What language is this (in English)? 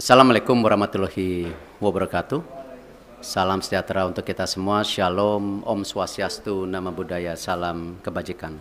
Indonesian